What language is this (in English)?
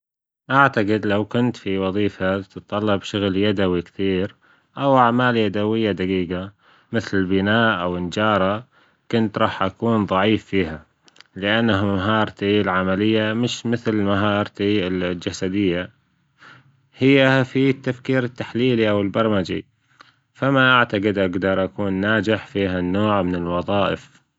Gulf Arabic